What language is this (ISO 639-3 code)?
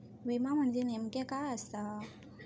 mar